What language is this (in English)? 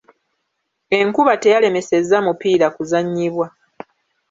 Ganda